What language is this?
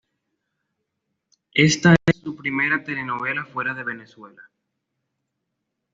Spanish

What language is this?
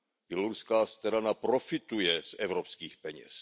Czech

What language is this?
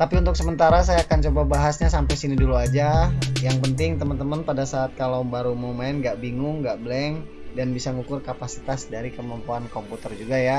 Indonesian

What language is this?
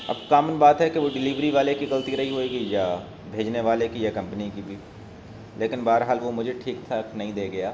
Urdu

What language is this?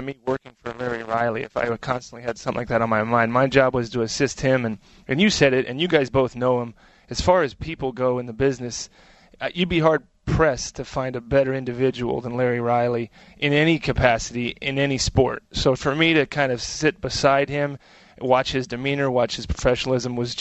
English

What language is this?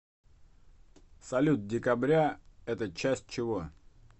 Russian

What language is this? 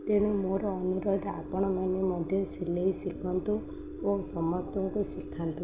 Odia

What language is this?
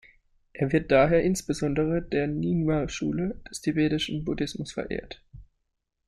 German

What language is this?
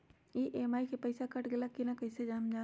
Magahi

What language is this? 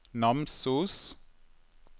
Norwegian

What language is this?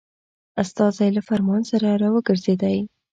Pashto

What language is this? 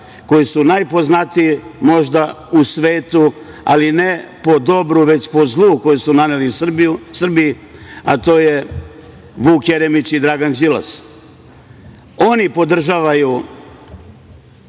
Serbian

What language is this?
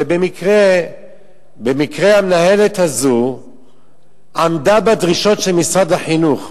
Hebrew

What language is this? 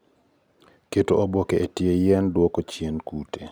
Luo (Kenya and Tanzania)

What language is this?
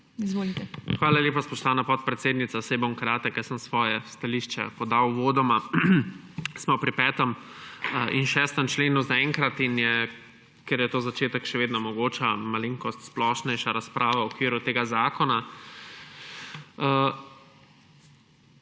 Slovenian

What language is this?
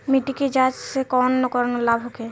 Bhojpuri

